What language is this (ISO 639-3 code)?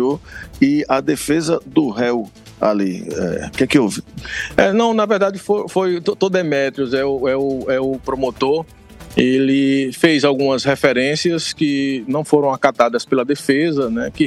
por